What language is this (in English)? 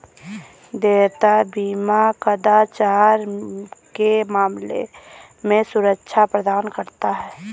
Hindi